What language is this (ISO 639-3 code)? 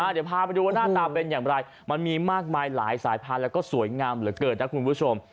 tha